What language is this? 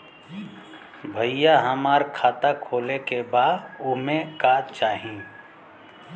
Bhojpuri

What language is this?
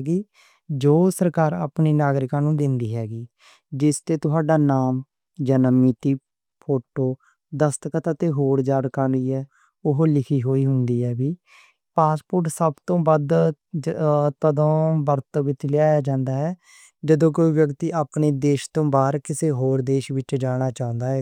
Western Panjabi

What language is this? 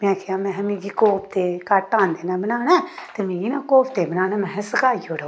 Dogri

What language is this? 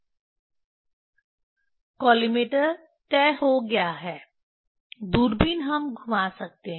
Hindi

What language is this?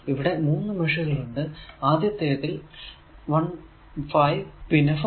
Malayalam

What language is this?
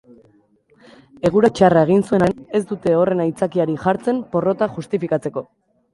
Basque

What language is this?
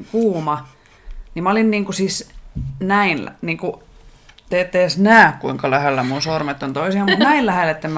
Finnish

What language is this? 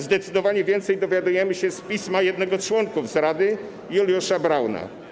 Polish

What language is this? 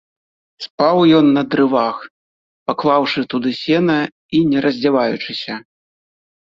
Belarusian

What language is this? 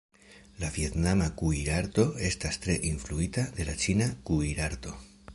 Esperanto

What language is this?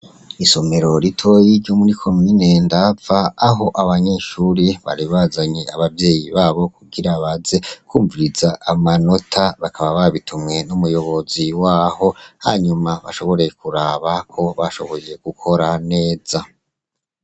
Rundi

